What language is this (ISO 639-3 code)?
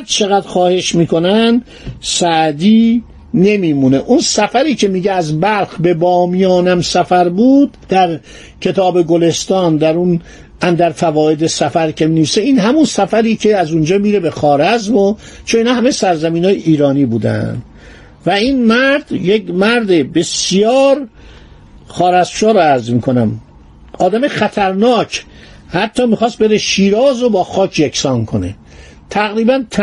fas